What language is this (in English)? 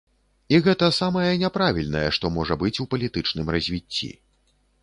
Belarusian